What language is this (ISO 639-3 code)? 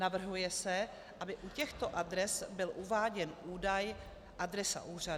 ces